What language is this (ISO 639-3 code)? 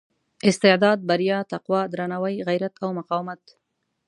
pus